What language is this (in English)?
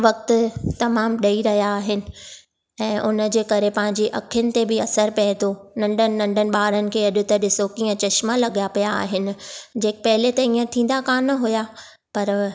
Sindhi